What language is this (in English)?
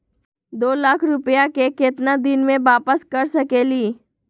Magahi